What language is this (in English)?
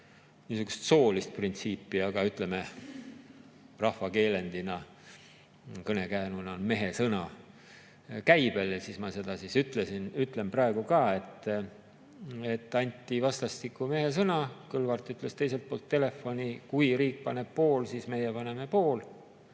Estonian